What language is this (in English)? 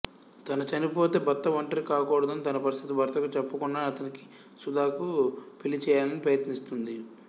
Telugu